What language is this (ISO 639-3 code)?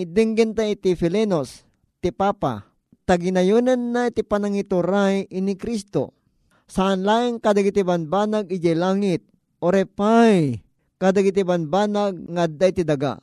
fil